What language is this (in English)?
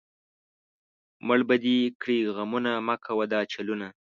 Pashto